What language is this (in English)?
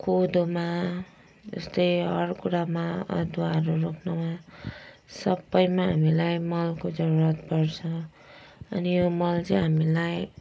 Nepali